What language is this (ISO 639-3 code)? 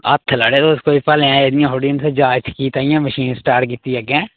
doi